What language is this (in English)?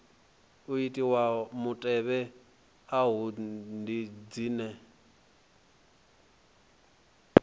Venda